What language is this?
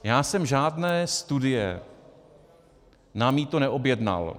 Czech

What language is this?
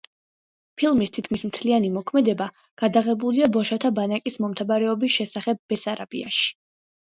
Georgian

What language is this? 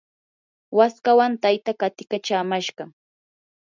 Yanahuanca Pasco Quechua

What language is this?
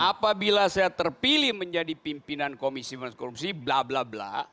Indonesian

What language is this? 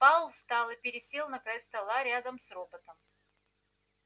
Russian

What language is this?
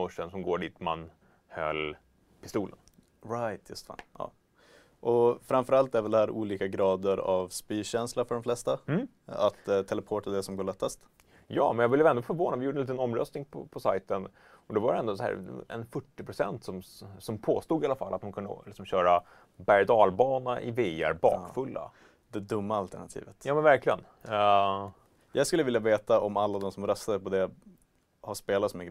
Swedish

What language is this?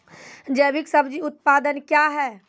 Maithili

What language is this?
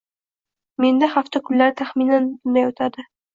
Uzbek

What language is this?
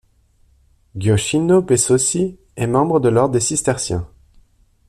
French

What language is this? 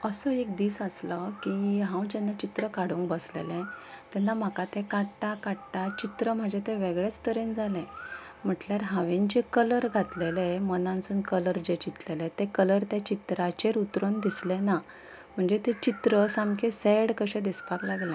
Konkani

